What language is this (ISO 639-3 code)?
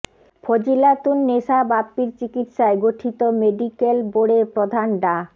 ben